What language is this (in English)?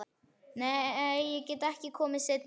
Icelandic